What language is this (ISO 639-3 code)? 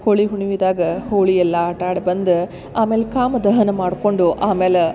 kan